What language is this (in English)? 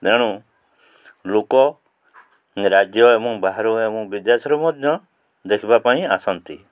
Odia